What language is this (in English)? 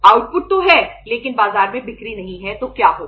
Hindi